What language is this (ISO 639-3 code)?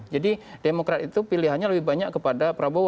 ind